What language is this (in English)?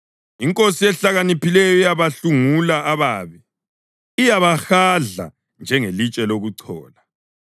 North Ndebele